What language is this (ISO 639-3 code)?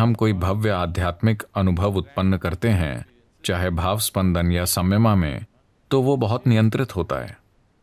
hin